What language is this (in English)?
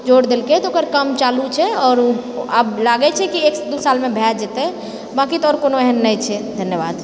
Maithili